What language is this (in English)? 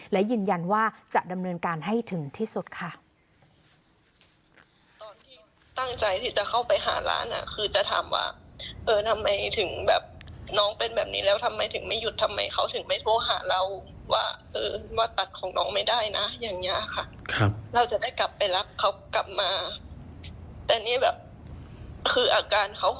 Thai